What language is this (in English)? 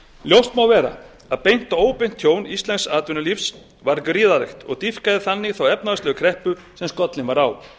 Icelandic